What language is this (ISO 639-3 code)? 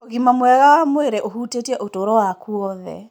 kik